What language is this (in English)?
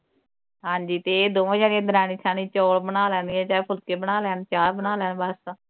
Punjabi